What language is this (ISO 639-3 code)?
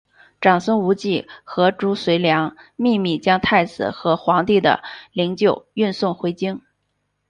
zho